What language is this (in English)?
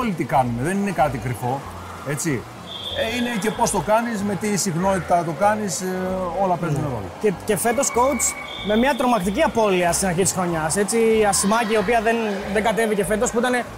Greek